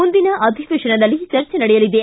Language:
Kannada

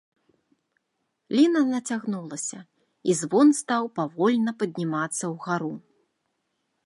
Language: Belarusian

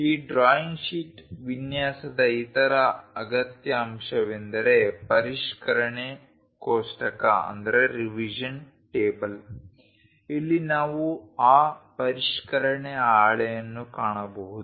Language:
Kannada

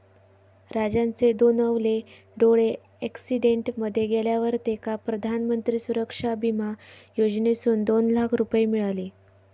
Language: Marathi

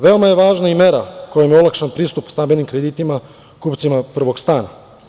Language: Serbian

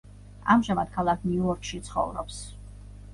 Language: Georgian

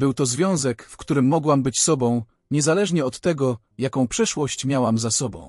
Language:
Polish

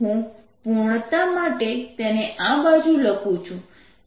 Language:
Gujarati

